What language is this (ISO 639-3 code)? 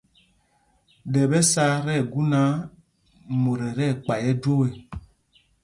mgg